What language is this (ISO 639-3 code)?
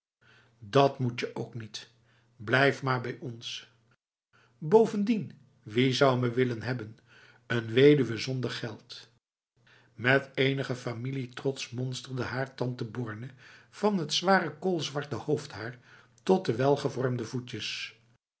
nld